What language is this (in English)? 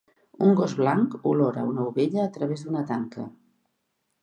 Catalan